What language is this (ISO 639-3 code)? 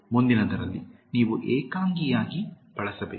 kan